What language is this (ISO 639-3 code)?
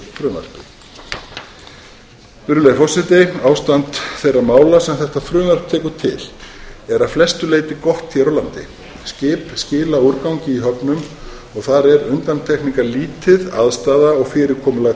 isl